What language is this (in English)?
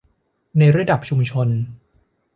Thai